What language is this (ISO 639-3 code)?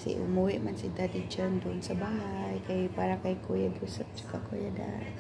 fil